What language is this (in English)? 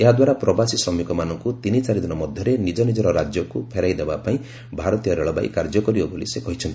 Odia